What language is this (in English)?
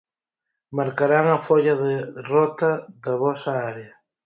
Galician